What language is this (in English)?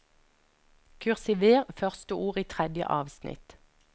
Norwegian